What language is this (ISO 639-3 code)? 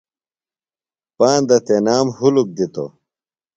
phl